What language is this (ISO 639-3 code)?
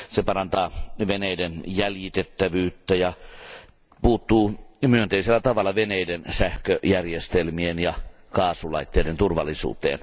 fin